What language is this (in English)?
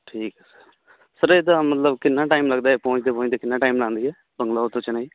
Punjabi